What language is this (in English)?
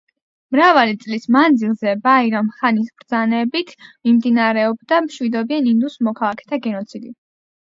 Georgian